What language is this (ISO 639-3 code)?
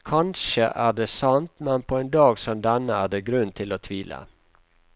nor